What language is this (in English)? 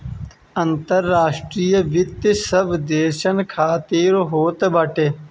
Bhojpuri